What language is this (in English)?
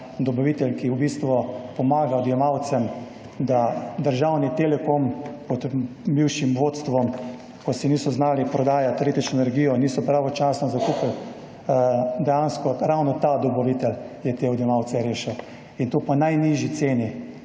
Slovenian